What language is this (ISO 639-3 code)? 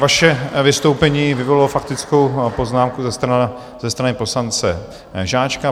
ces